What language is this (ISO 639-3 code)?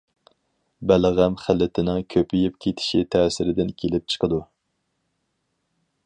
uig